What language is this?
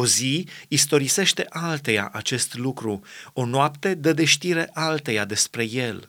Romanian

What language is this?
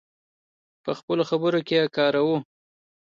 Pashto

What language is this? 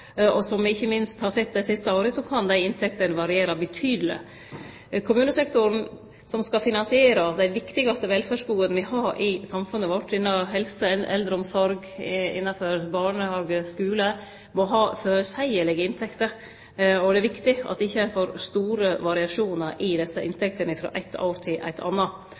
Norwegian Nynorsk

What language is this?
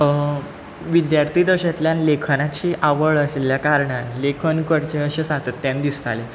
Konkani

